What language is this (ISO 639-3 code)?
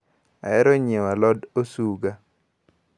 luo